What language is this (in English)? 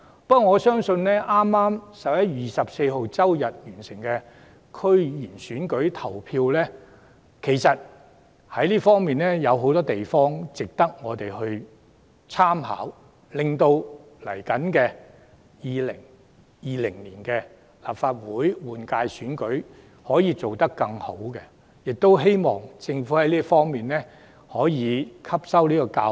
Cantonese